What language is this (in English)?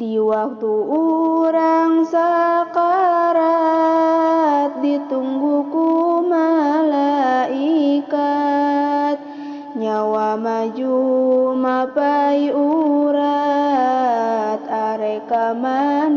Indonesian